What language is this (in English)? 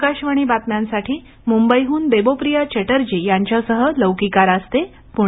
Marathi